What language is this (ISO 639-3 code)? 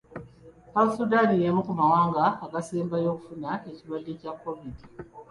lug